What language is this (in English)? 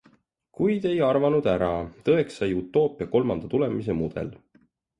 Estonian